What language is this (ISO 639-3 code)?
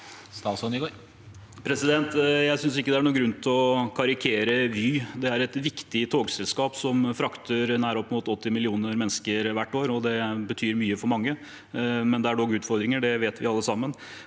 nor